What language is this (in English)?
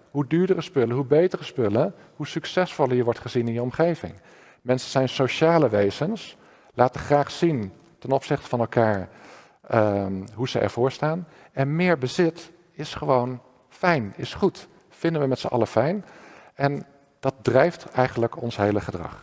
Dutch